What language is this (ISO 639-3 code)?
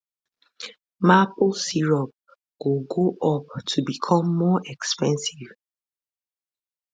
pcm